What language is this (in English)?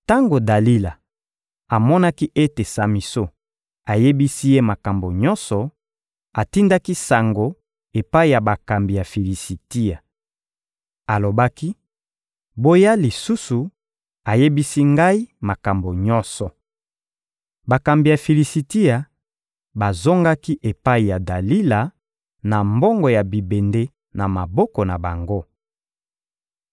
Lingala